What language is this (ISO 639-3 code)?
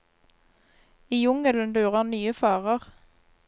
nor